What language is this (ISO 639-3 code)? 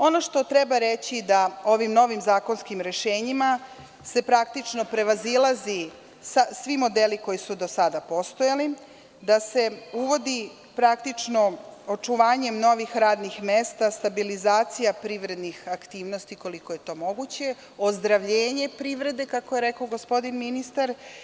srp